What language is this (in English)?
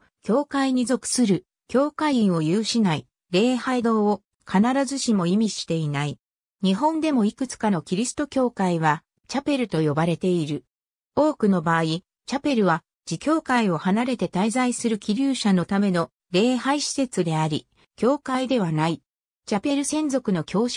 Japanese